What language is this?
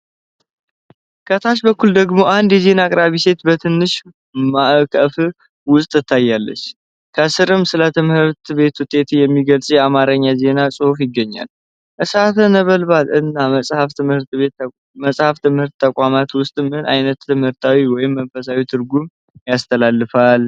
Amharic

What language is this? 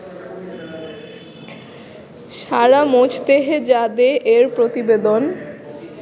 Bangla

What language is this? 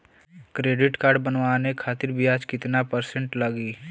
Bhojpuri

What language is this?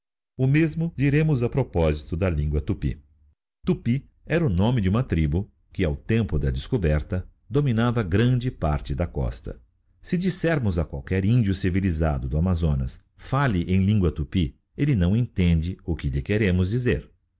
Portuguese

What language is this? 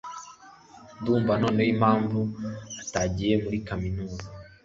Kinyarwanda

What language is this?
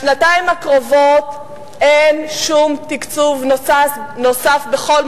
Hebrew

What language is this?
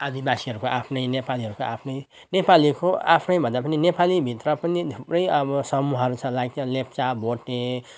Nepali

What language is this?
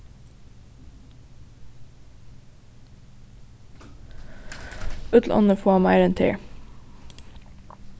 Faroese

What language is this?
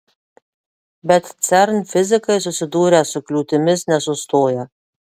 Lithuanian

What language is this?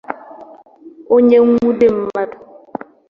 Igbo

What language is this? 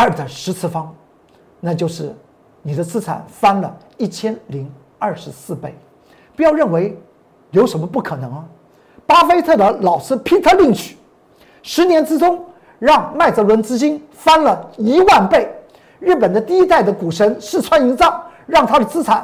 Chinese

